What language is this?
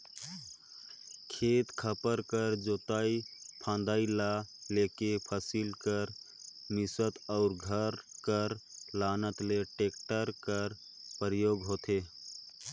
Chhattisgarhi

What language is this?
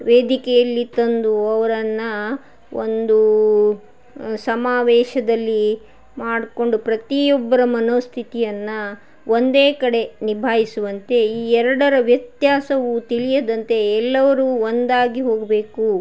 Kannada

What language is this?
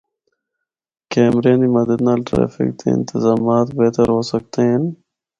Northern Hindko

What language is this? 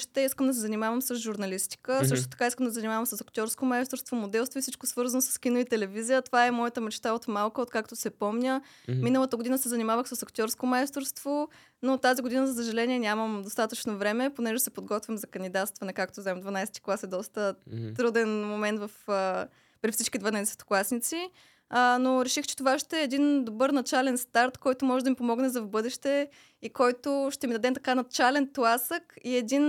Bulgarian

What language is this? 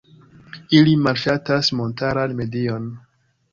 Esperanto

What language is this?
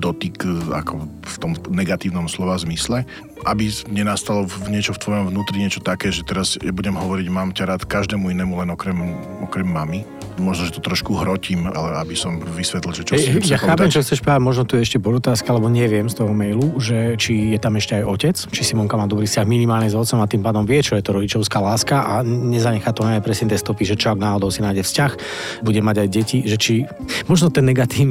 Slovak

